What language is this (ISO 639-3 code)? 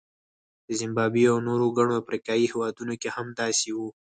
pus